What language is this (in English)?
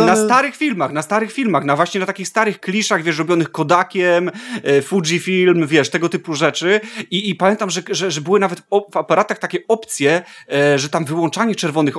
Polish